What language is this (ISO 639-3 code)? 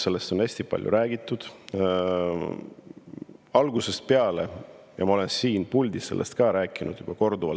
est